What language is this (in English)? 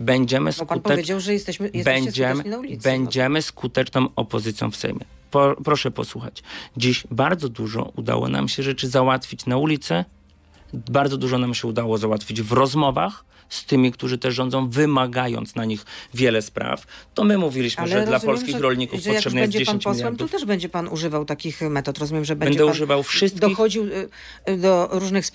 Polish